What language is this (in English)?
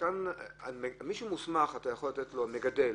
Hebrew